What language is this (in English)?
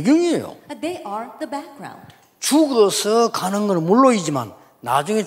Korean